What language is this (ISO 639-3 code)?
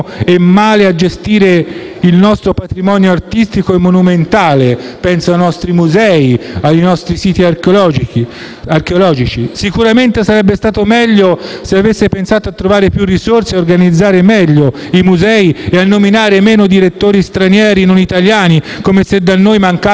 ita